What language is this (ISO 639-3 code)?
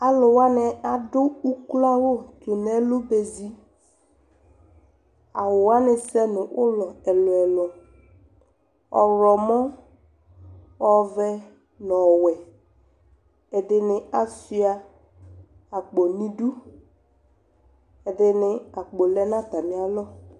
kpo